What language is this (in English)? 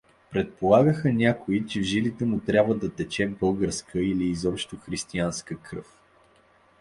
Bulgarian